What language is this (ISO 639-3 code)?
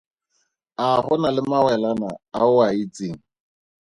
tsn